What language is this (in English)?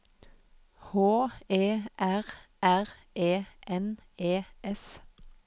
Norwegian